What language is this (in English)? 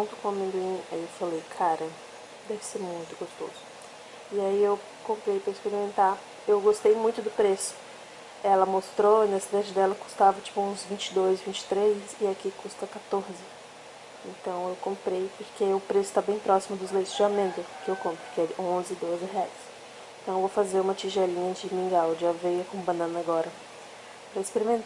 Portuguese